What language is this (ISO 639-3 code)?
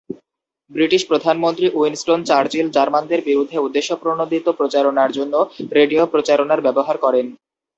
ben